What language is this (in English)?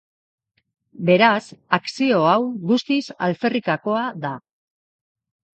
Basque